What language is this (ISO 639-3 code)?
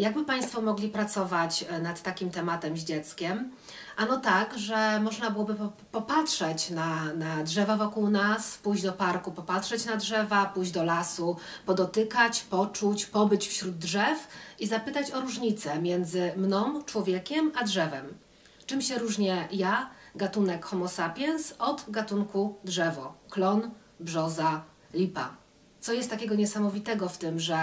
pol